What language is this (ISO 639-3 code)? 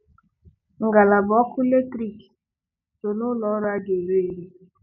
ibo